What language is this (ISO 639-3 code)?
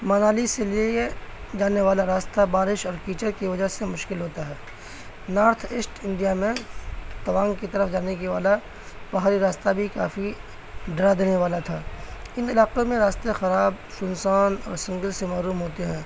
urd